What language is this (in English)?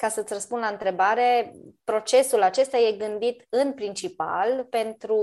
Romanian